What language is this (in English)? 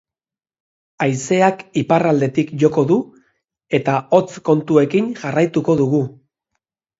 Basque